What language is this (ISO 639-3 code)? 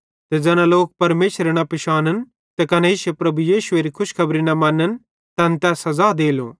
bhd